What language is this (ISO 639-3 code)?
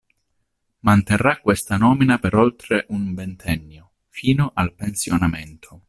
ita